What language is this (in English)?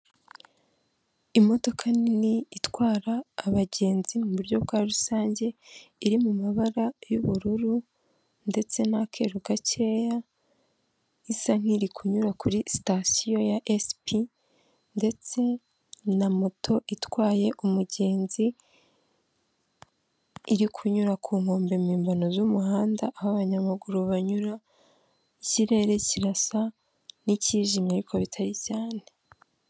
Kinyarwanda